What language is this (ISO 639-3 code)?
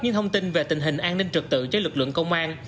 vie